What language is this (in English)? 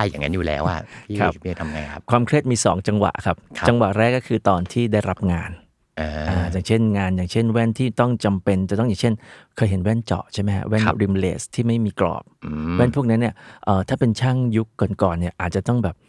Thai